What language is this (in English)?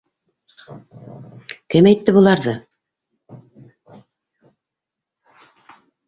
Bashkir